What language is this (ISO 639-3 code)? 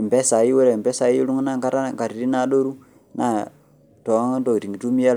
mas